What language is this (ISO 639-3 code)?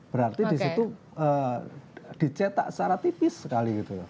ind